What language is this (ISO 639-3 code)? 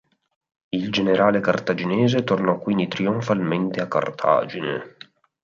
ita